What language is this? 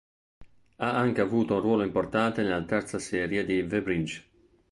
Italian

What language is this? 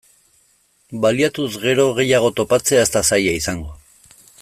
Basque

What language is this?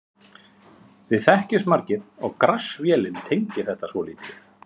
Icelandic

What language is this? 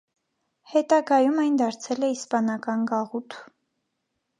Armenian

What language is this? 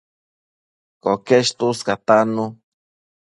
Matsés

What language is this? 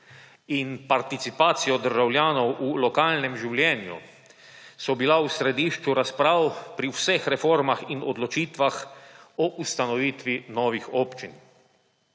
Slovenian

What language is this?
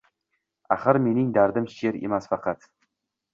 Uzbek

